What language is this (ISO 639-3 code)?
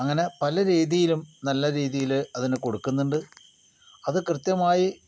mal